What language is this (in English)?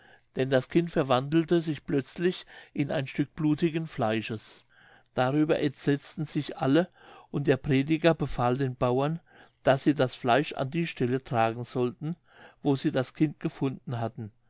German